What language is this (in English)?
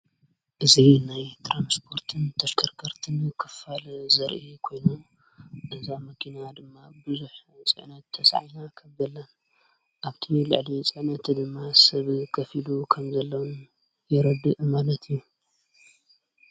Tigrinya